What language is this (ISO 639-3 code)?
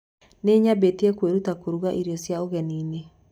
kik